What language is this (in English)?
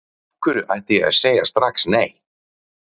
Icelandic